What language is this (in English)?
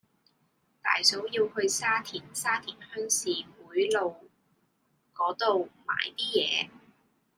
Cantonese